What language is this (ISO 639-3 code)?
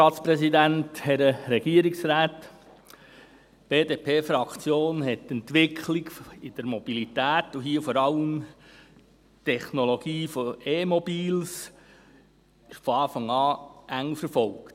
gsw